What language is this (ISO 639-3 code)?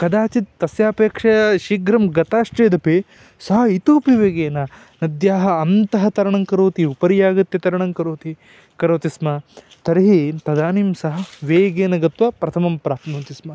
san